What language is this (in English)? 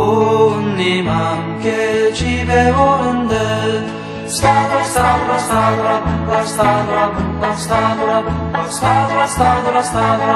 Korean